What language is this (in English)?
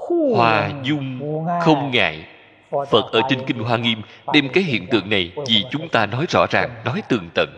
Vietnamese